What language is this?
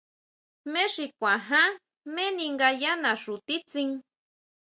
Huautla Mazatec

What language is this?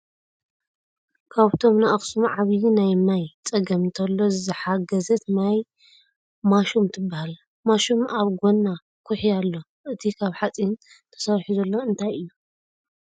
Tigrinya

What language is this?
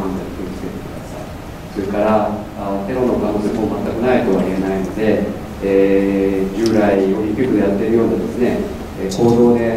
Japanese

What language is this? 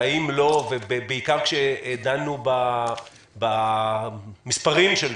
Hebrew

